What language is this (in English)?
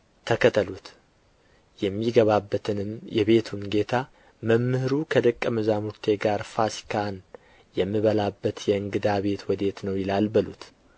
Amharic